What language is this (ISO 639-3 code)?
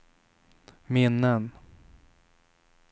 swe